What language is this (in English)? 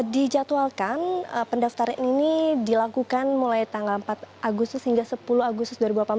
Indonesian